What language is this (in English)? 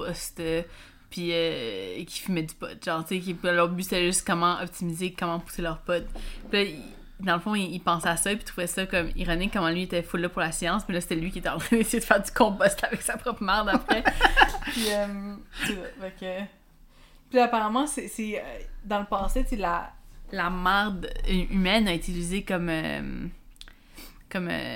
French